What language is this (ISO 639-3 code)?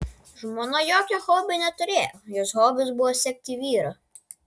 lit